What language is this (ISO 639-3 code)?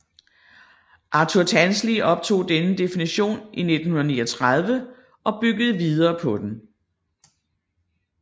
dan